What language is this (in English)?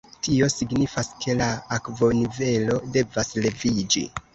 Esperanto